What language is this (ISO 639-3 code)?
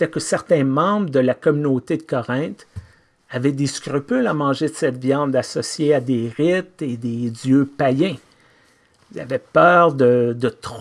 fra